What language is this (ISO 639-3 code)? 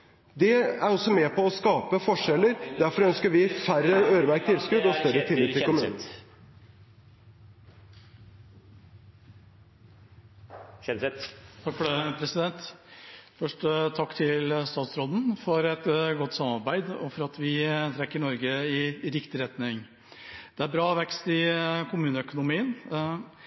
nor